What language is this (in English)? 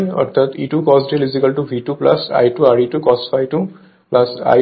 Bangla